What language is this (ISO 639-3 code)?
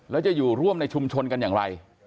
tha